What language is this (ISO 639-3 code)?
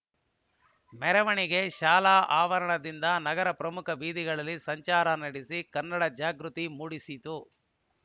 kan